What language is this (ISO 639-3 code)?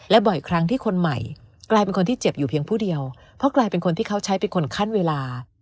tha